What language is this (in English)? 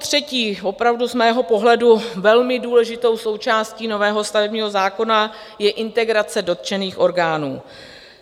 Czech